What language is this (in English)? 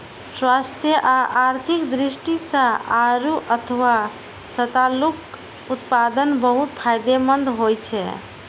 Maithili